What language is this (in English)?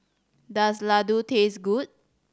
English